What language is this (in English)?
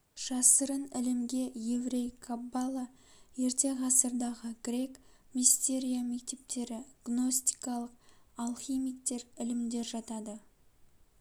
Kazakh